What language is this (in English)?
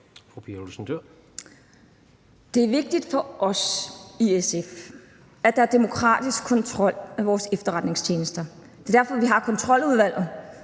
Danish